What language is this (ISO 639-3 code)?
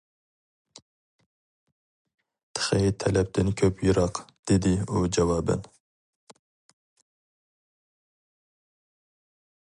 uig